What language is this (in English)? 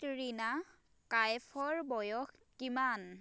Assamese